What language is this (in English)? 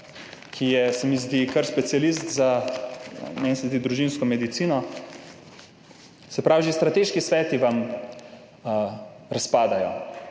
Slovenian